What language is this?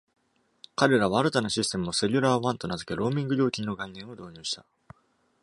Japanese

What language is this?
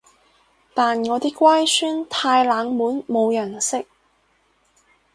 Cantonese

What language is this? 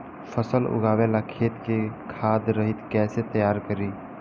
Bhojpuri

